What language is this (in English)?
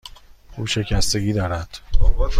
Persian